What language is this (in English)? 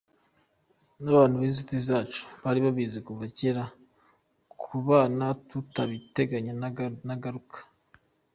Kinyarwanda